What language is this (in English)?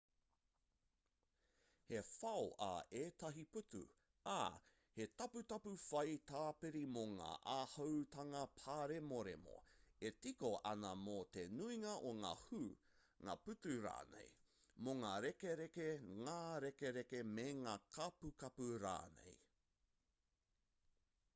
Māori